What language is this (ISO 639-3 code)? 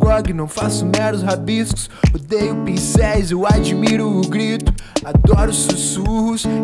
eng